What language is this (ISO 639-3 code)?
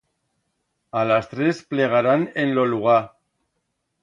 arg